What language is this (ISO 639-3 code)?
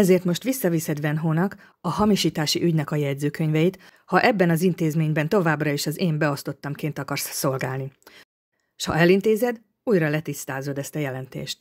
hun